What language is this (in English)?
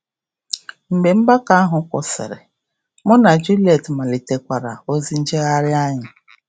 Igbo